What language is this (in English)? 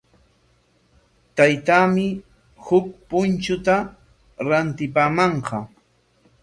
Corongo Ancash Quechua